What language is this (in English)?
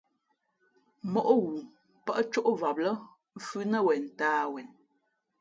Fe'fe'